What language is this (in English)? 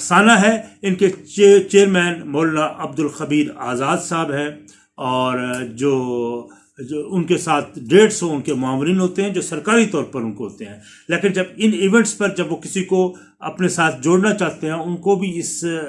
Urdu